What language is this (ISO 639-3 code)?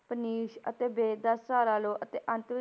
pan